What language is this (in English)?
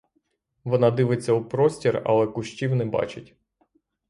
Ukrainian